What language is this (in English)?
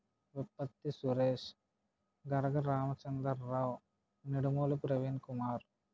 Telugu